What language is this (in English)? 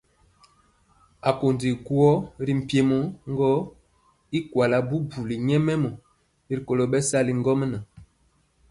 Mpiemo